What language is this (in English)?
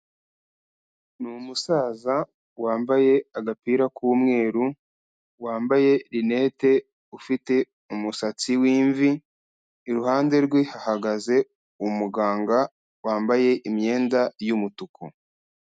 Kinyarwanda